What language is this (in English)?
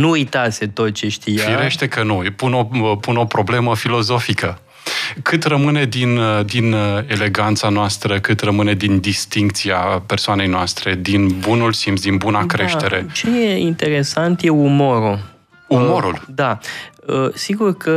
Romanian